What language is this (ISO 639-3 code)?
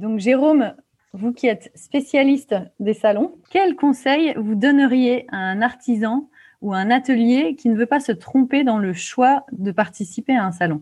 fra